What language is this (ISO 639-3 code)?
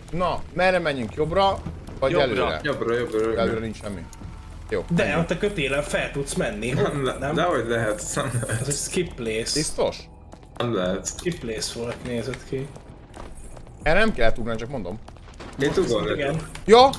hun